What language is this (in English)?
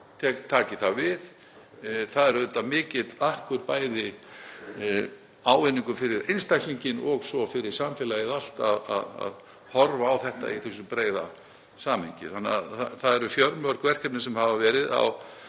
Icelandic